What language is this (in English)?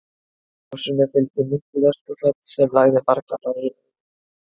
Icelandic